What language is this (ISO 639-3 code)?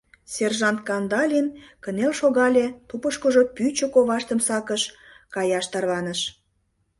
chm